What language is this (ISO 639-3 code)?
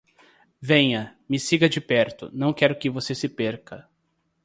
por